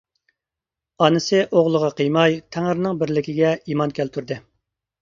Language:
Uyghur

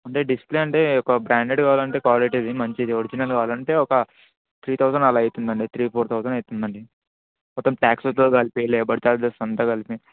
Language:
Telugu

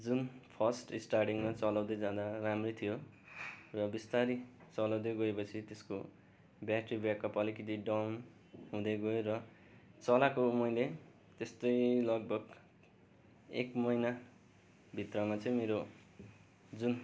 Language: Nepali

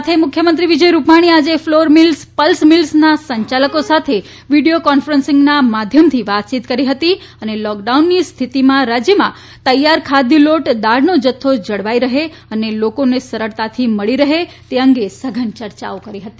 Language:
Gujarati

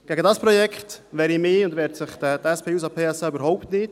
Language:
Swiss German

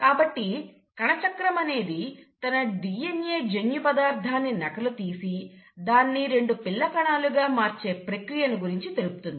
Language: Telugu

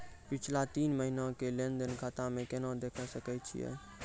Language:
Maithili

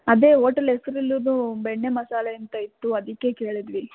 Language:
Kannada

